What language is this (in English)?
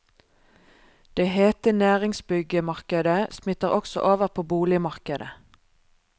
Norwegian